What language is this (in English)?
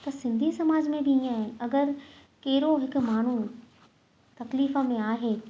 Sindhi